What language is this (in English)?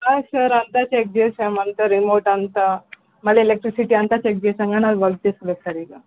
Telugu